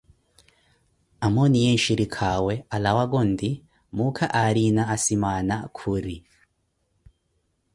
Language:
Koti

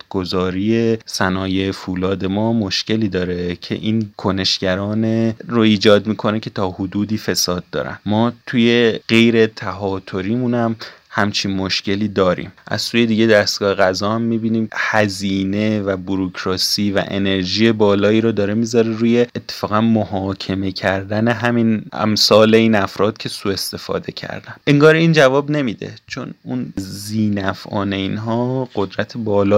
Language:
Persian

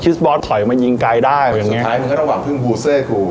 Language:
Thai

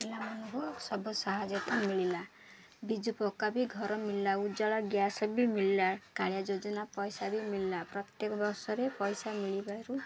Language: Odia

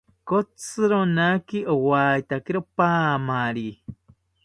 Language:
South Ucayali Ashéninka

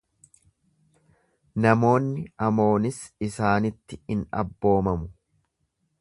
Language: Oromo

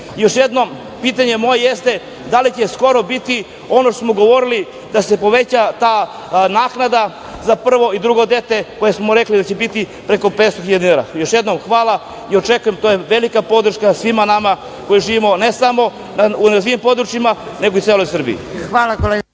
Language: Serbian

